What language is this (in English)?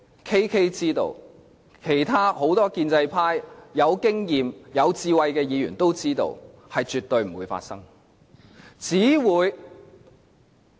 Cantonese